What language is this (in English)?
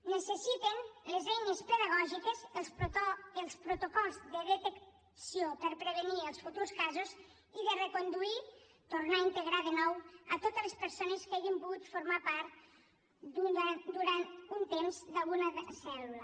Catalan